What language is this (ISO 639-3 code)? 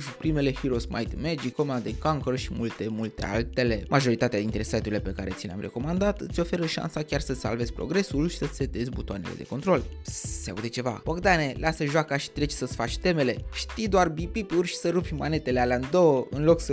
ron